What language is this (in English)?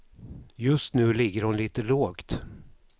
Swedish